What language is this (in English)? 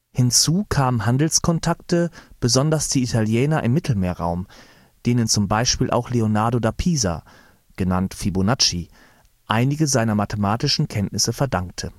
German